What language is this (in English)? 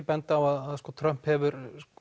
Icelandic